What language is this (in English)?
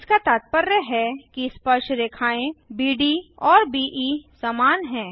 Hindi